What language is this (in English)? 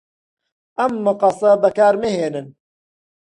Central Kurdish